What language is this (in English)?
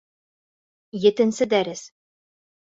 Bashkir